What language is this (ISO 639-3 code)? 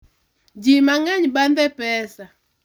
luo